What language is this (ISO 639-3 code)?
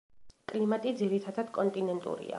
kat